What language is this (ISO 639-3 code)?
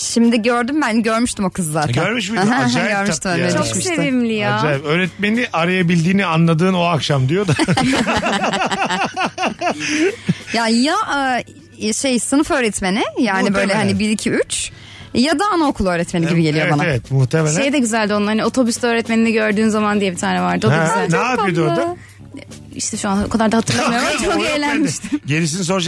tur